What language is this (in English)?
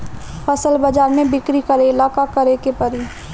Bhojpuri